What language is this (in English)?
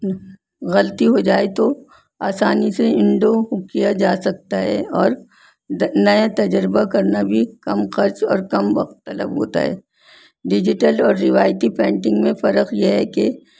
Urdu